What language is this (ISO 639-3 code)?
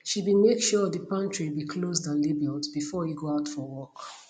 pcm